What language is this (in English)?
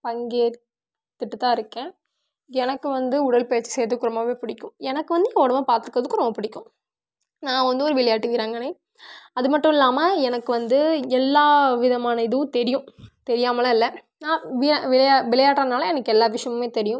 Tamil